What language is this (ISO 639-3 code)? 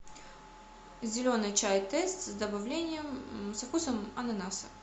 rus